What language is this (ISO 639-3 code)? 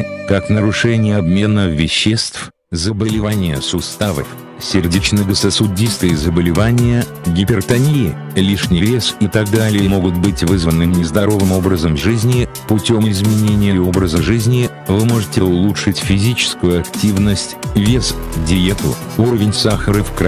rus